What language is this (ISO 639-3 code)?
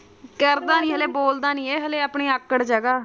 pan